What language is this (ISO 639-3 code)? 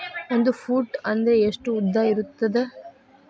kan